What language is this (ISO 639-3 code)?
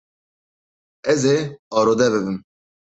kur